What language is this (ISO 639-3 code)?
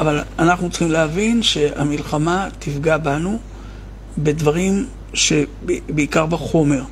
heb